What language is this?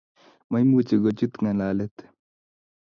Kalenjin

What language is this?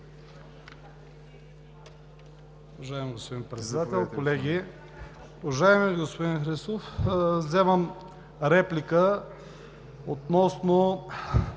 Bulgarian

